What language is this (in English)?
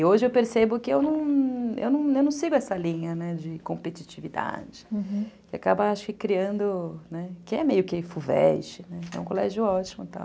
Portuguese